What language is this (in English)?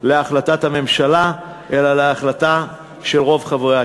Hebrew